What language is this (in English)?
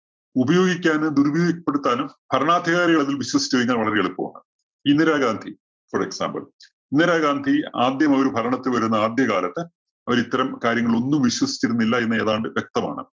Malayalam